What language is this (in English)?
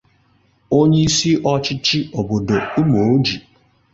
Igbo